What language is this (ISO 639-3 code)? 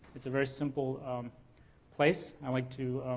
eng